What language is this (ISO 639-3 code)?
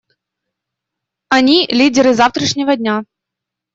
rus